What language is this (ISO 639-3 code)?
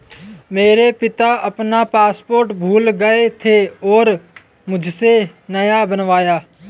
hin